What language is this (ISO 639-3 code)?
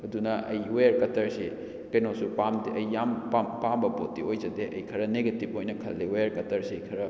mni